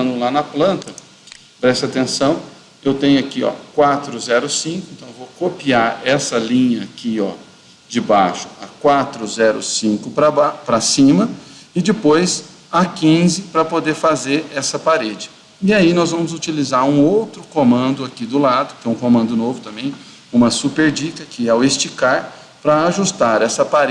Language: Portuguese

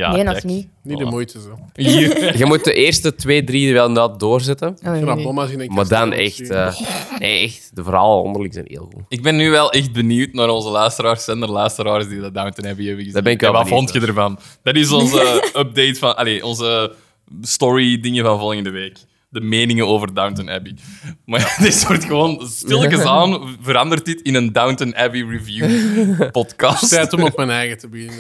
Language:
Dutch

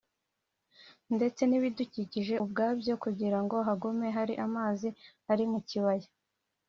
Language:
Kinyarwanda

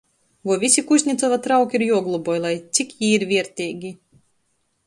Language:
Latgalian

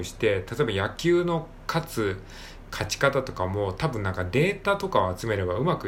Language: Japanese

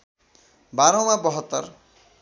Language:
Nepali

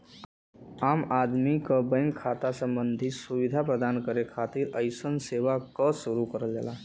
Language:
Bhojpuri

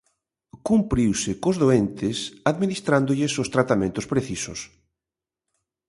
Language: Galician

